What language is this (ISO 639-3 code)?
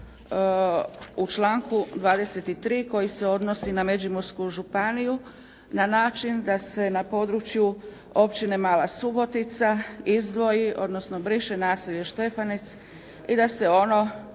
hrv